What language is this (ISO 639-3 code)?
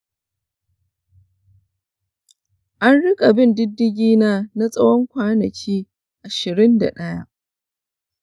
hau